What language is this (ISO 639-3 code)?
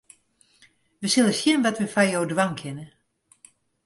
fry